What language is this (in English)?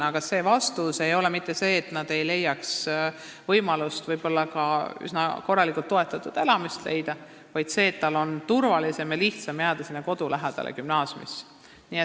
Estonian